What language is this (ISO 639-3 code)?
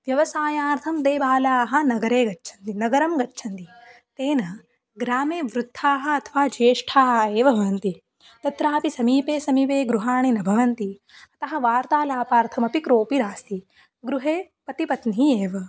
san